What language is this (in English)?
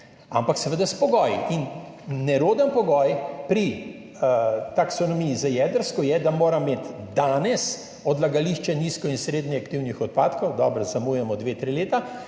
Slovenian